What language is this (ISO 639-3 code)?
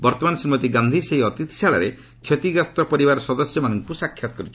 ori